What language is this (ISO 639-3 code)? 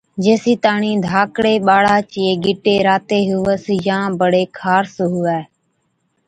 odk